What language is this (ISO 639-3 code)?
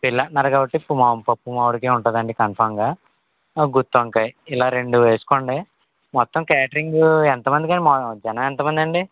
tel